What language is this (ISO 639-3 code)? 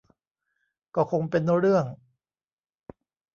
tha